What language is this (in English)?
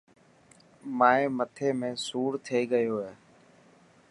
Dhatki